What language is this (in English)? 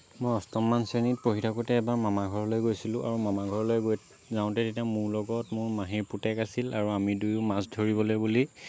Assamese